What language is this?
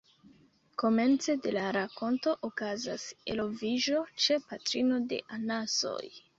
Esperanto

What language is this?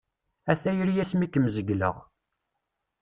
Kabyle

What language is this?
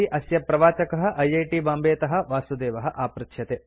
Sanskrit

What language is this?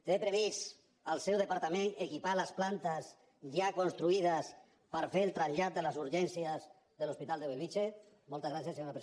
Catalan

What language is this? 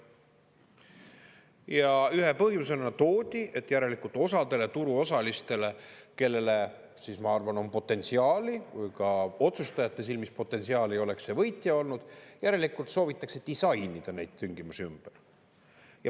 Estonian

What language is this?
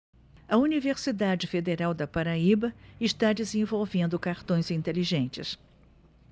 Portuguese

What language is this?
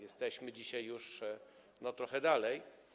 Polish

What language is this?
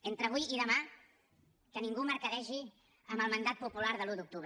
Catalan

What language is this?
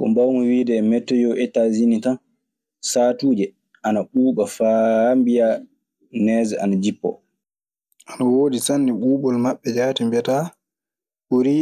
Maasina Fulfulde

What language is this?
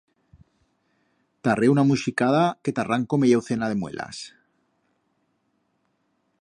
Aragonese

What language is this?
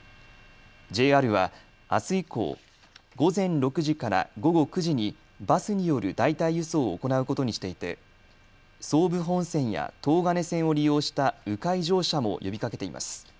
Japanese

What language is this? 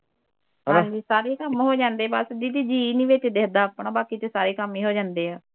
Punjabi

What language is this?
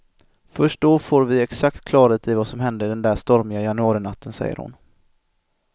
Swedish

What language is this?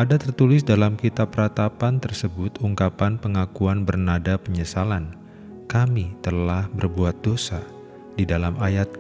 Indonesian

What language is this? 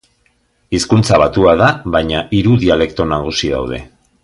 Basque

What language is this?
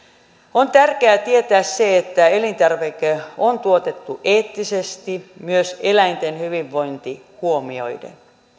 Finnish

